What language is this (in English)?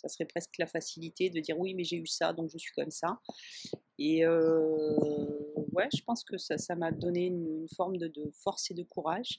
French